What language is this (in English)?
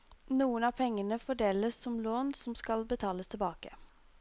Norwegian